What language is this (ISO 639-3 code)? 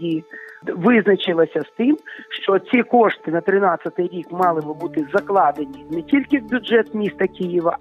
ukr